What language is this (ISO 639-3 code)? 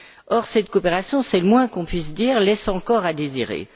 fra